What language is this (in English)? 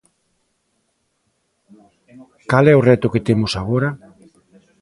Galician